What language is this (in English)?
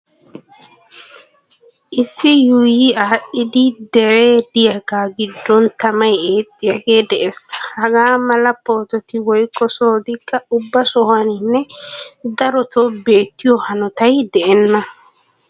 Wolaytta